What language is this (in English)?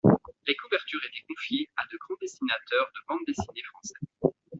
French